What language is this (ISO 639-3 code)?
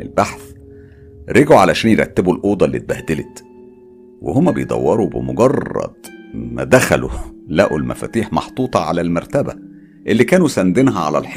ara